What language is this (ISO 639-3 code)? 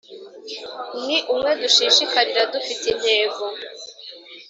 kin